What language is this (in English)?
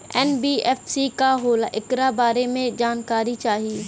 Bhojpuri